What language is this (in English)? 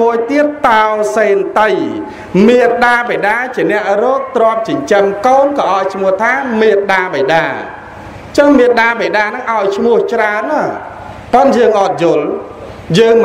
Vietnamese